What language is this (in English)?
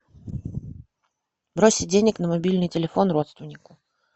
Russian